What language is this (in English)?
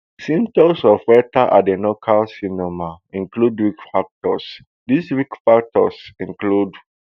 Nigerian Pidgin